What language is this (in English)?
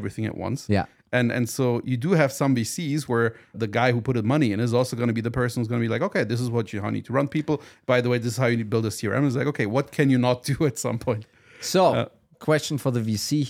English